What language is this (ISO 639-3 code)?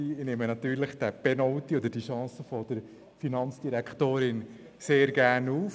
gsw